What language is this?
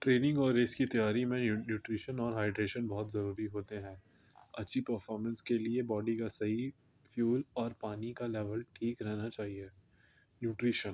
Urdu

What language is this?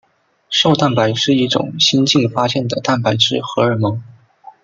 Chinese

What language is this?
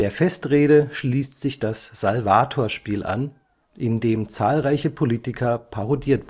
German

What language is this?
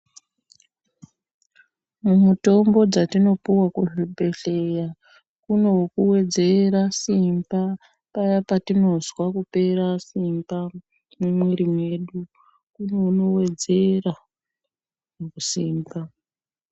Ndau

